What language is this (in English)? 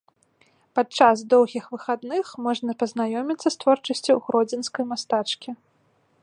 Belarusian